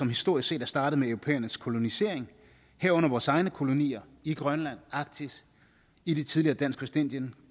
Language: Danish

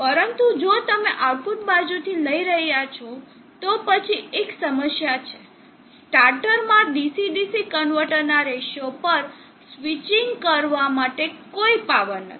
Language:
Gujarati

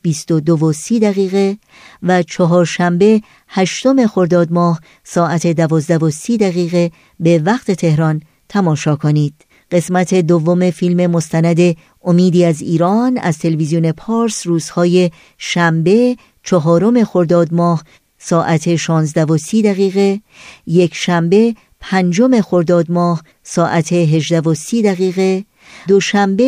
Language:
Persian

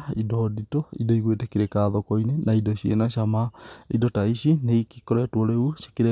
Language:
Kikuyu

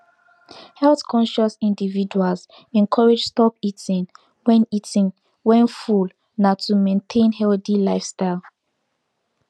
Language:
Nigerian Pidgin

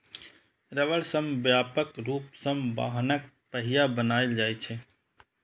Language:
Maithili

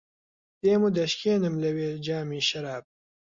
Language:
Central Kurdish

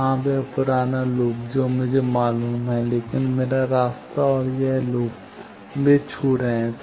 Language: Hindi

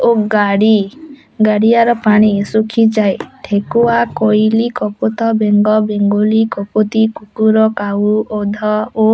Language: Odia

